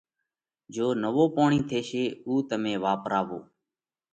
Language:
Parkari Koli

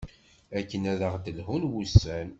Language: Kabyle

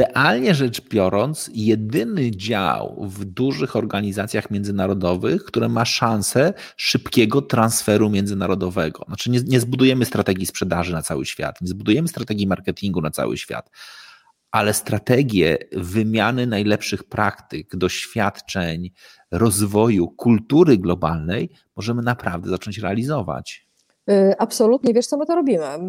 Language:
Polish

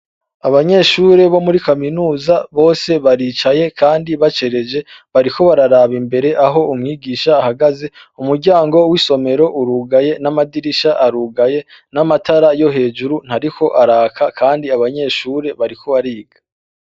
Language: Rundi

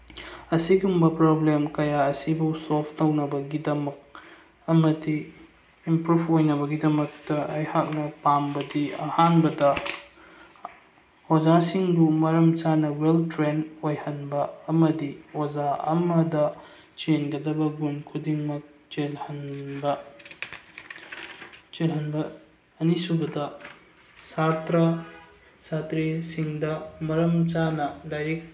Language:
Manipuri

